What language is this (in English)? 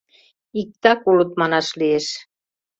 Mari